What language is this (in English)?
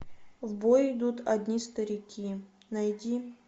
Russian